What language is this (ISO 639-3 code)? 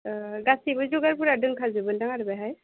brx